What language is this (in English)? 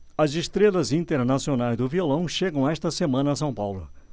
Portuguese